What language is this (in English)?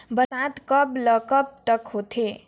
Chhattisgarhi